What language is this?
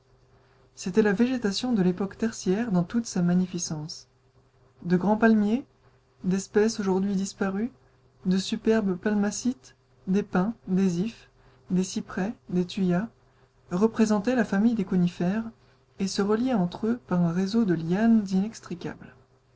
French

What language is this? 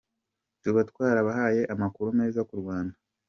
Kinyarwanda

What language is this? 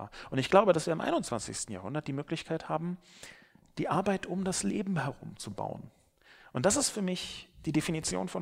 German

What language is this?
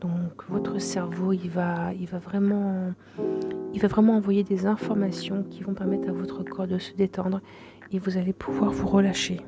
French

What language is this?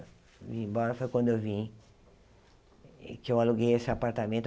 Portuguese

